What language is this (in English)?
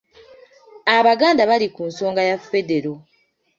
Ganda